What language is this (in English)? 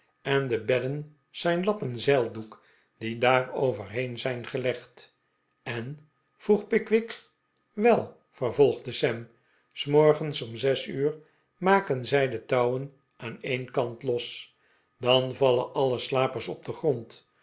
Dutch